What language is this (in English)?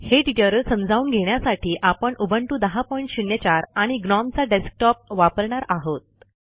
Marathi